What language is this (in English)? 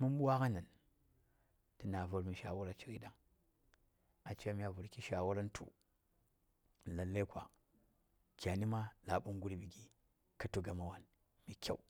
Saya